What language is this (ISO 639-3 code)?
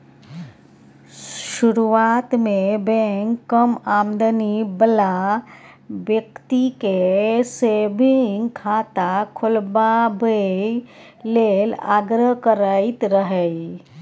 mai